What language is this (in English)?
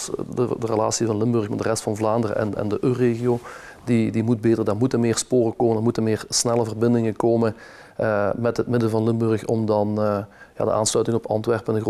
Dutch